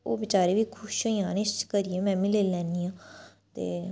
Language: Dogri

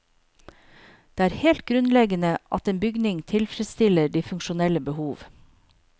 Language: Norwegian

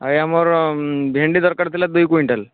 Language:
Odia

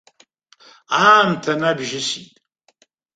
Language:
Abkhazian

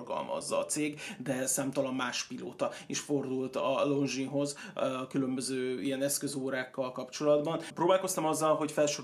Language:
Hungarian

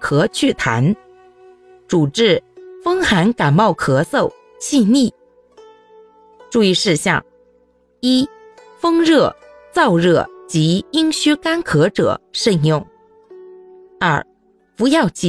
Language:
Chinese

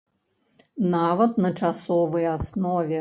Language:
Belarusian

